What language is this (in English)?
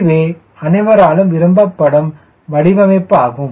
Tamil